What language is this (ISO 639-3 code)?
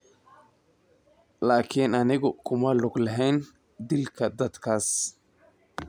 som